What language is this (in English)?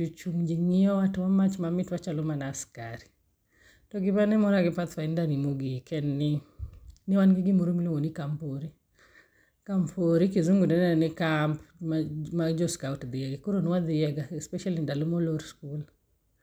Luo (Kenya and Tanzania)